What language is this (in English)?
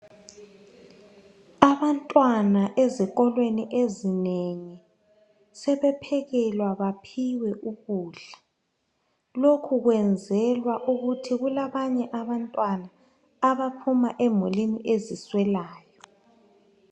North Ndebele